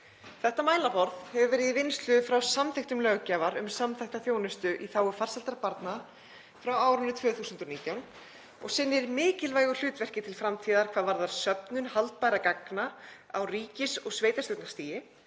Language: Icelandic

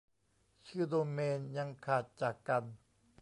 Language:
Thai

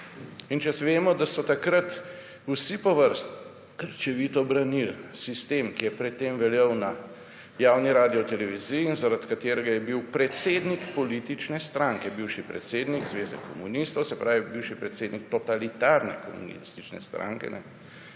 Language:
Slovenian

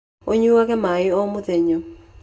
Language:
Kikuyu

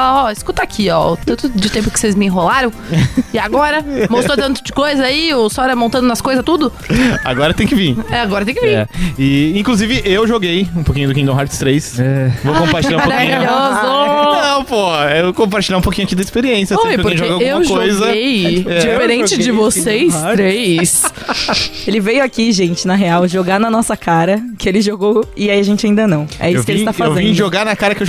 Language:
Portuguese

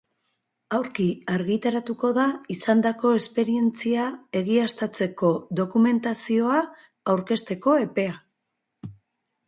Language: Basque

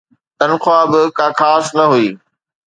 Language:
Sindhi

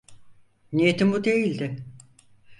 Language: Turkish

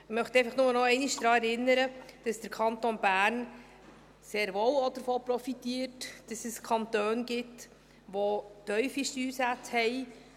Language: Swiss German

